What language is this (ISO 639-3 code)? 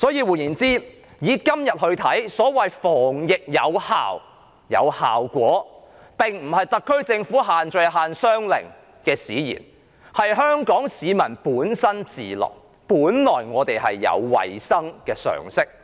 yue